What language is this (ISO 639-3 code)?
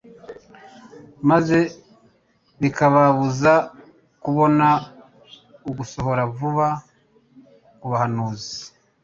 kin